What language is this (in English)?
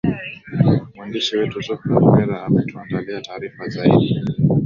Swahili